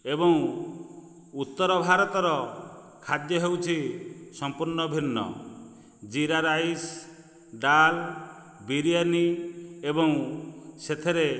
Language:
Odia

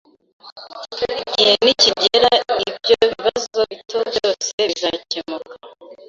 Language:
Kinyarwanda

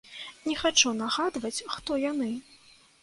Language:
Belarusian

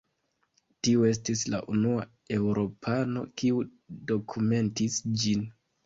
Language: Esperanto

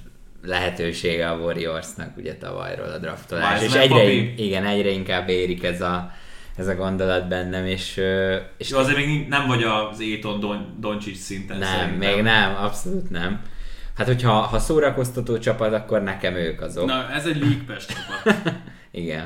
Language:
Hungarian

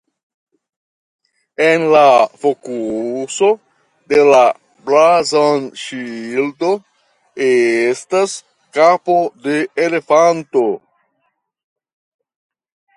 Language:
Esperanto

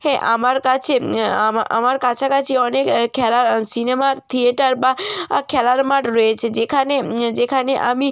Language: Bangla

